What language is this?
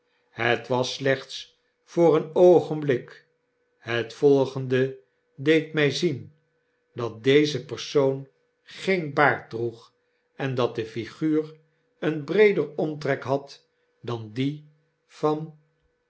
Dutch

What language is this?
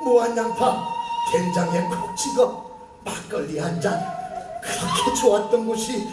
Korean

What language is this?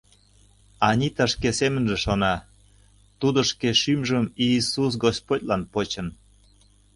Mari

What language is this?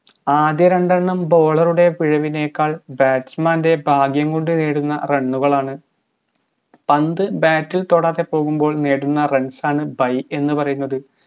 Malayalam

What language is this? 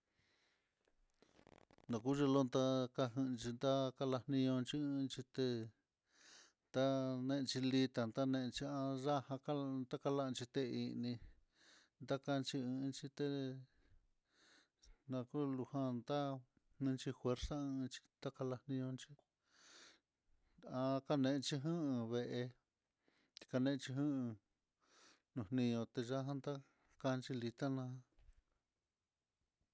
Mitlatongo Mixtec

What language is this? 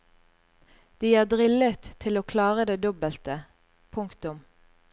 Norwegian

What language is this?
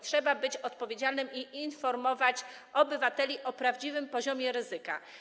Polish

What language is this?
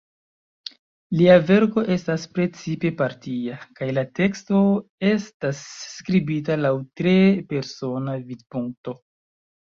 Esperanto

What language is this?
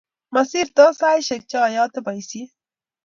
Kalenjin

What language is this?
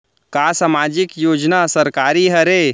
Chhattisgarhi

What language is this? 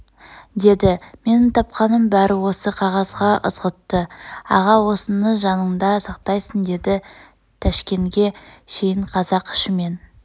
Kazakh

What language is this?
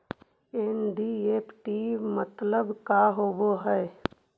Magahi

